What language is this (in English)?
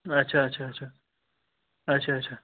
Kashmiri